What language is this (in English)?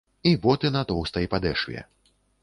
Belarusian